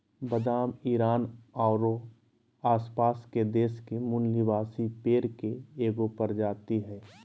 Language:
Magahi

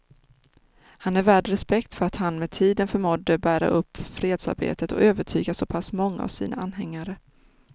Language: Swedish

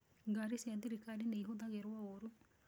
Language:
Kikuyu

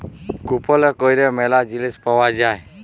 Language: Bangla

